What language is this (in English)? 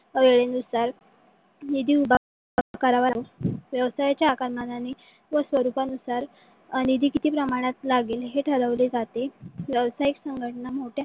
Marathi